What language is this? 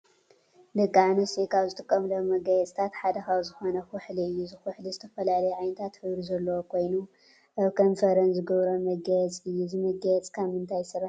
Tigrinya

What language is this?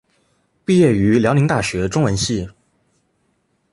Chinese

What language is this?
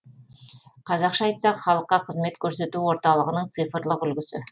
Kazakh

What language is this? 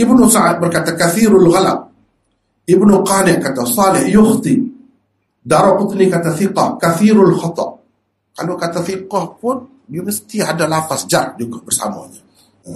Malay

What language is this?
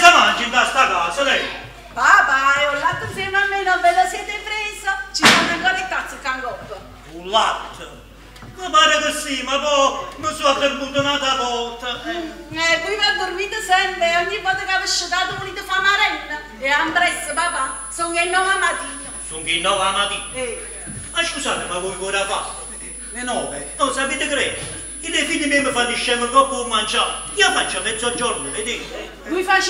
Italian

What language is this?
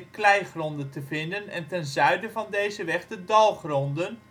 Dutch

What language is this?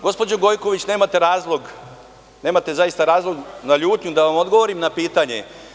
Serbian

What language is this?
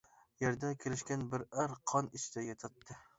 Uyghur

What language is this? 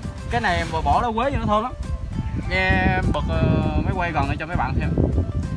Vietnamese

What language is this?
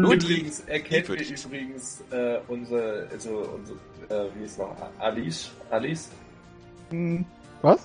German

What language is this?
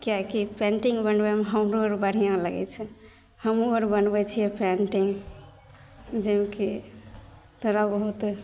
Maithili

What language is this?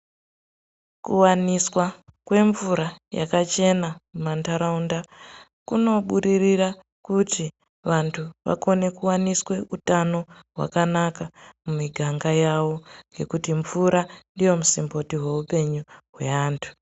Ndau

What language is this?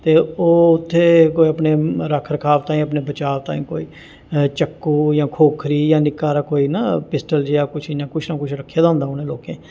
Dogri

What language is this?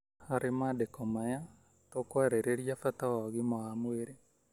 Kikuyu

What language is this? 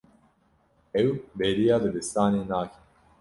Kurdish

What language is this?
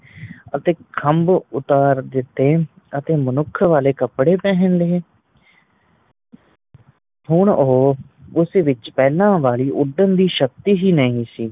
Punjabi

